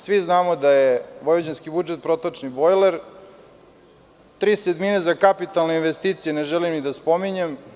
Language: Serbian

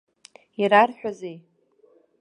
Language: Abkhazian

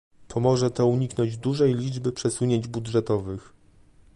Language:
Polish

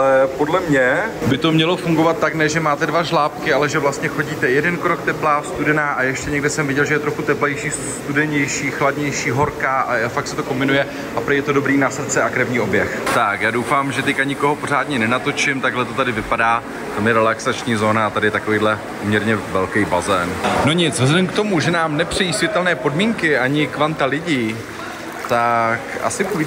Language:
Czech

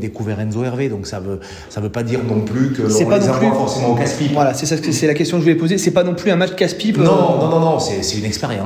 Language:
French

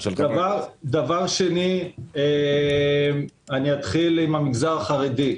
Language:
Hebrew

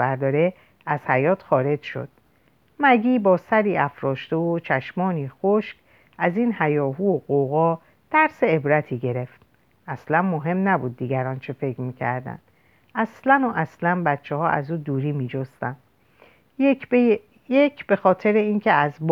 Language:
Persian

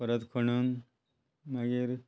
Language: Konkani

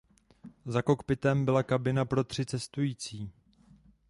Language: Czech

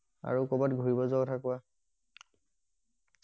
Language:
Assamese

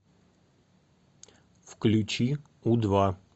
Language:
Russian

